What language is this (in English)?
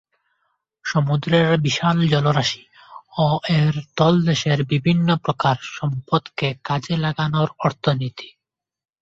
Bangla